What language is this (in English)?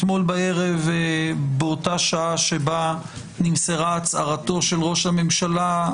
Hebrew